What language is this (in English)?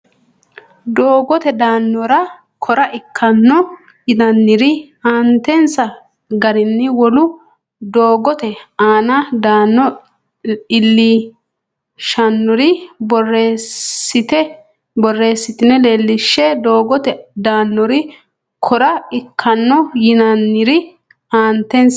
Sidamo